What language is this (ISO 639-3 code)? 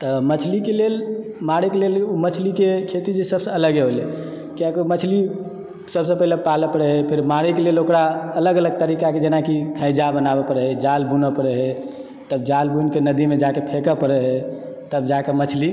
mai